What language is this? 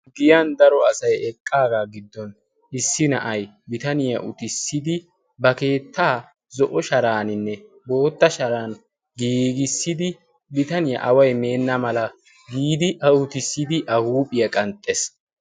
Wolaytta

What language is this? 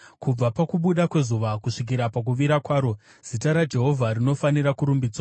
Shona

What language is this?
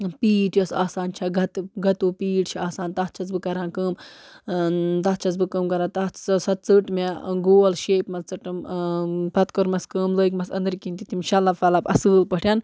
Kashmiri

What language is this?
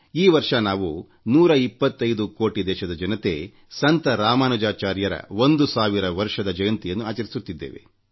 Kannada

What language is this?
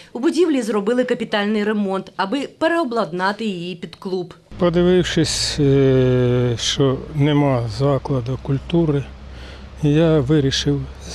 Ukrainian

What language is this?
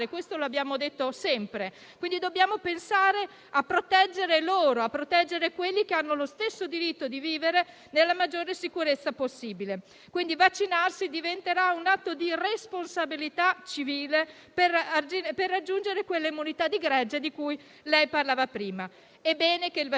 Italian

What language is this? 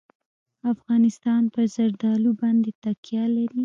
Pashto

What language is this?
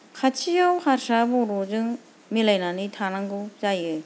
Bodo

